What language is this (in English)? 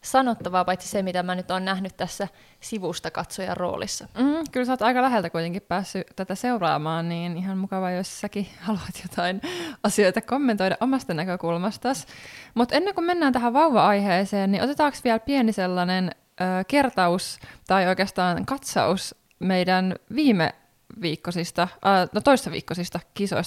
Finnish